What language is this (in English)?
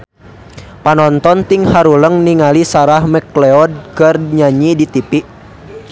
Sundanese